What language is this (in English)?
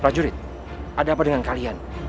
Indonesian